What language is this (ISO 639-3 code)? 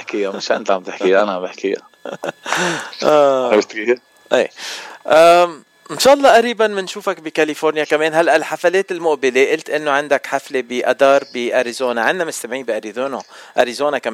ara